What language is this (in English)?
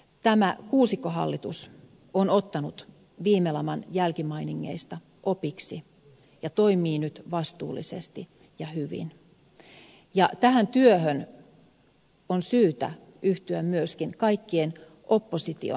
Finnish